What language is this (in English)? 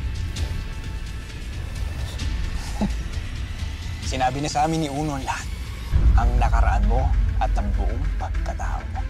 Filipino